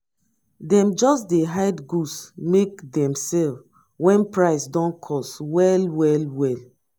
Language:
Nigerian Pidgin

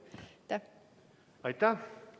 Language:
Estonian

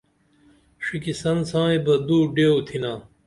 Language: Dameli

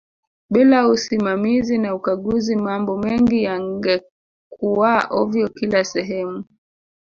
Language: Swahili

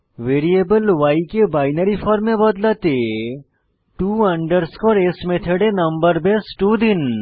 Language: Bangla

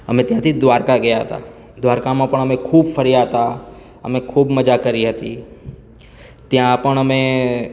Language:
Gujarati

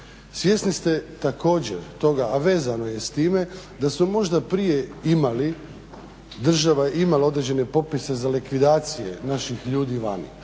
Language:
Croatian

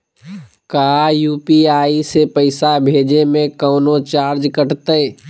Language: Magahi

